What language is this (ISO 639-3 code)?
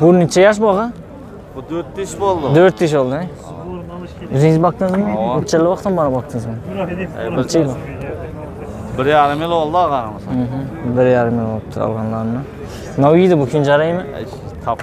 tur